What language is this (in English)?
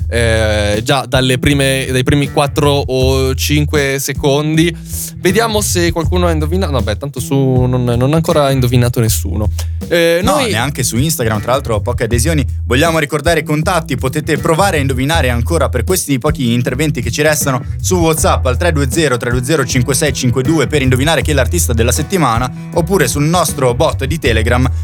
Italian